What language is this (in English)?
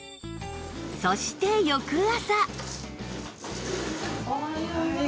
Japanese